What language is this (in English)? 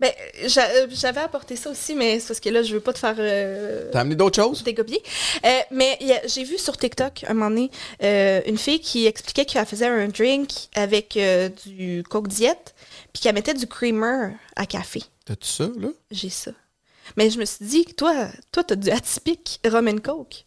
French